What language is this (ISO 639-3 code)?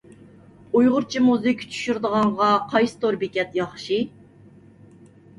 uig